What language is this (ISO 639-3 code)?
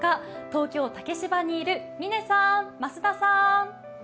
jpn